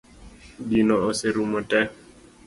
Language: Luo (Kenya and Tanzania)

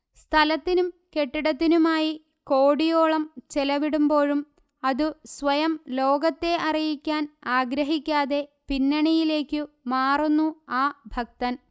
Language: Malayalam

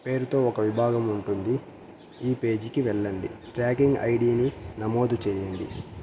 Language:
Telugu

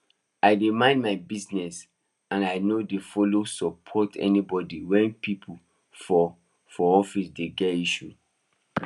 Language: Nigerian Pidgin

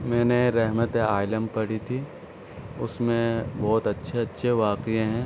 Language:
Urdu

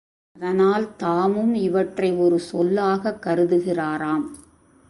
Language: Tamil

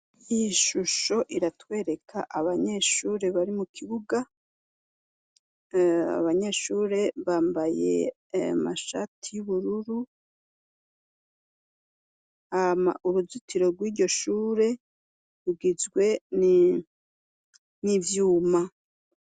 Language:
Rundi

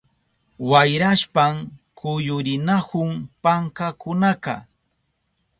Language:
Southern Pastaza Quechua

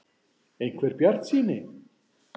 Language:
Icelandic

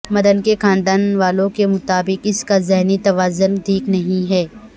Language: Urdu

